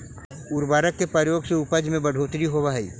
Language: Magahi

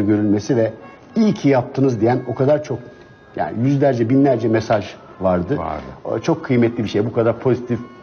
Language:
Turkish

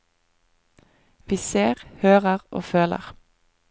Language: Norwegian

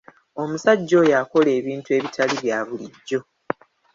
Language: Ganda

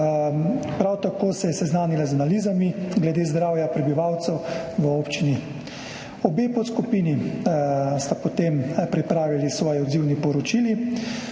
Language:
Slovenian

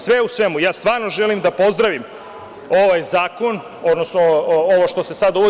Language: Serbian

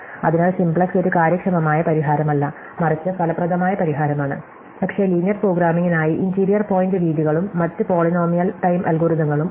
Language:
Malayalam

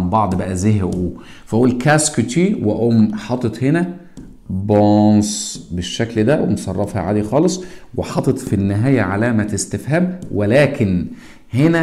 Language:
Arabic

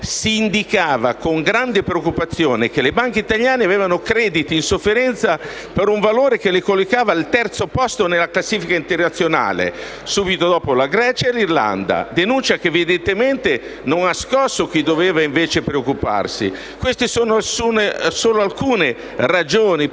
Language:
Italian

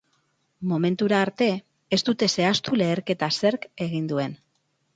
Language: Basque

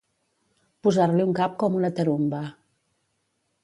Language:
Catalan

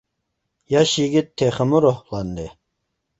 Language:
Uyghur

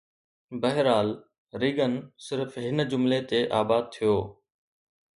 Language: Sindhi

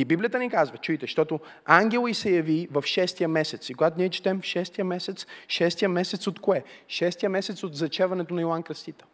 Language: Bulgarian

